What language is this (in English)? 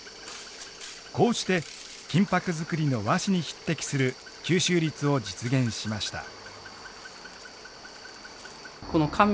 Japanese